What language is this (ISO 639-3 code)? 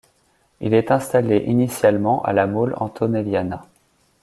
fra